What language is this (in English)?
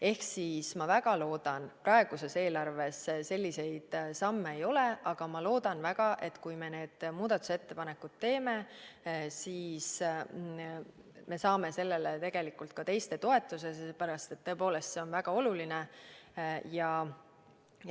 Estonian